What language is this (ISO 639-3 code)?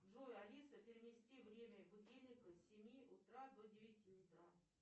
rus